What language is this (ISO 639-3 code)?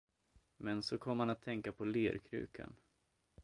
swe